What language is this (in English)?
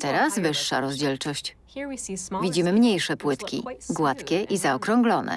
Polish